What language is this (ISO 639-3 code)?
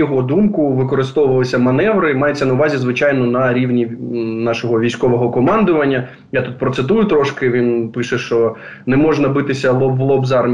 ukr